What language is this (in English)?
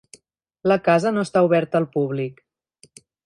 Catalan